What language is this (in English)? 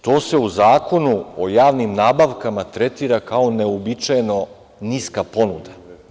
Serbian